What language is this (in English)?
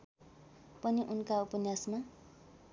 Nepali